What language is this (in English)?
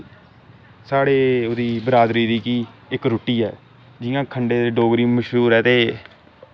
Dogri